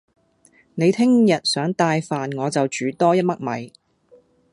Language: Cantonese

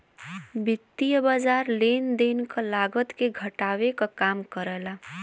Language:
Bhojpuri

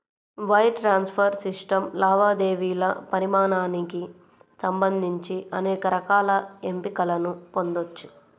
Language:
Telugu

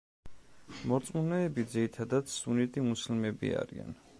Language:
Georgian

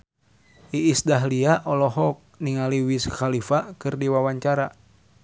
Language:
Sundanese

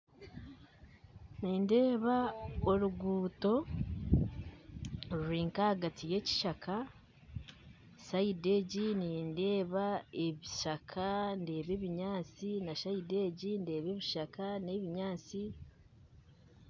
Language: Nyankole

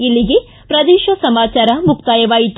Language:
Kannada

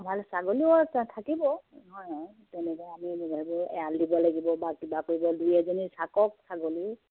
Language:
Assamese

